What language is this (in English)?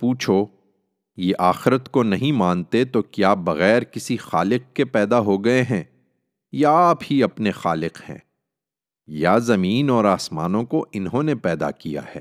Urdu